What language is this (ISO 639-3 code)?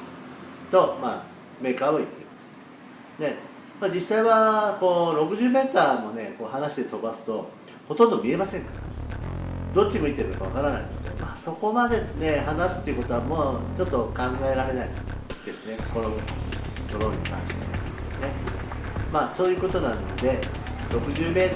jpn